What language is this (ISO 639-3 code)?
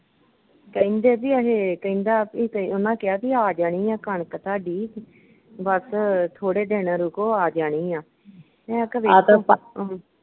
pan